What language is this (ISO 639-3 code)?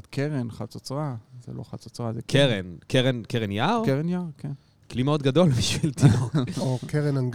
heb